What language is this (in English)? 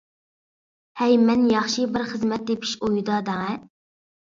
Uyghur